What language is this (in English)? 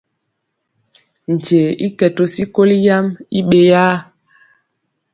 Mpiemo